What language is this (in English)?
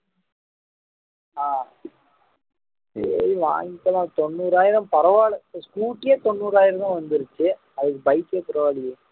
Tamil